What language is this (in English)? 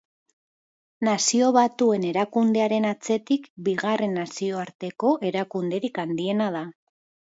Basque